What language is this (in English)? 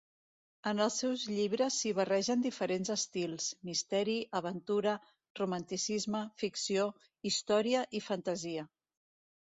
Catalan